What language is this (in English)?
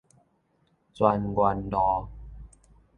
Min Nan Chinese